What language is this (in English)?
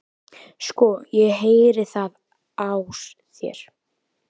Icelandic